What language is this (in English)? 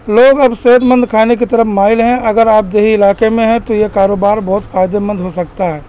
Urdu